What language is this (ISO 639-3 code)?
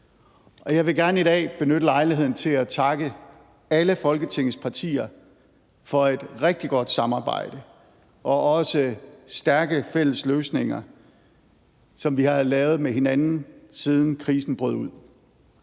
dan